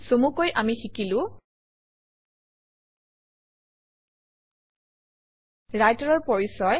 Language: Assamese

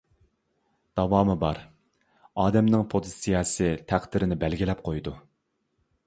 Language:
Uyghur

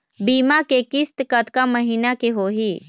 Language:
Chhattisgarhi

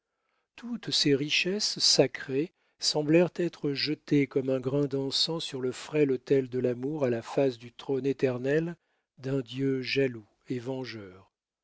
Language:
French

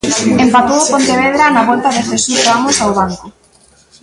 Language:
Galician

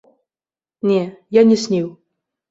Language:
Belarusian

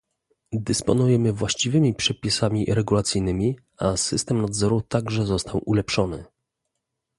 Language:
Polish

